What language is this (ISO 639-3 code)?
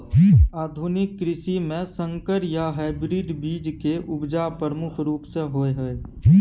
mai